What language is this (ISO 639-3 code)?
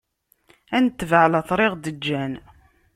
kab